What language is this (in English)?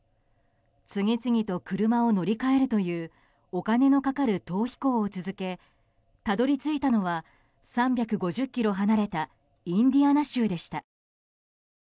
Japanese